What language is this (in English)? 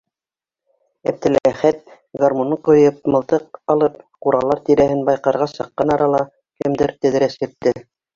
Bashkir